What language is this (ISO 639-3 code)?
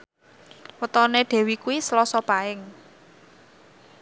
jav